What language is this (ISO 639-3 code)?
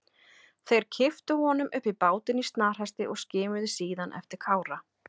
isl